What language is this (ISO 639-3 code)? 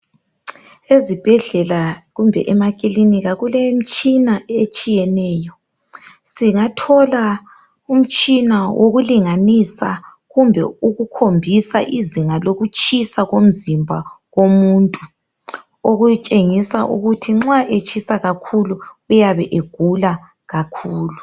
nde